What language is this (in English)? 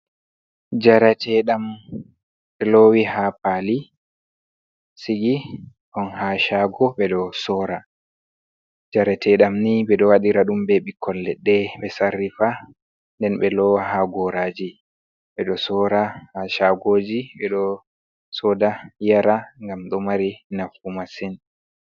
Fula